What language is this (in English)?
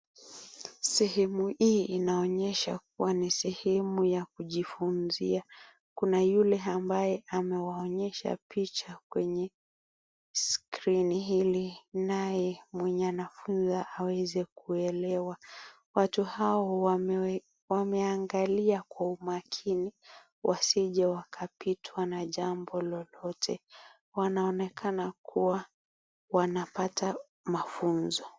Swahili